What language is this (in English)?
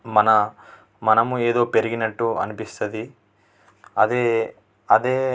Telugu